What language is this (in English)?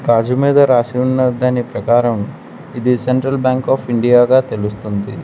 Telugu